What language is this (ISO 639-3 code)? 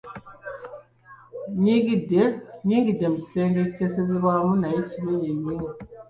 lug